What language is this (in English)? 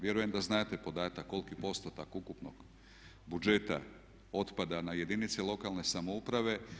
Croatian